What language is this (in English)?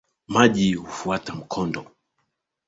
Swahili